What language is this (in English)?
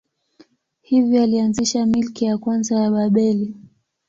Swahili